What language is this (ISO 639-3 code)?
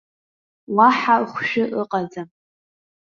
abk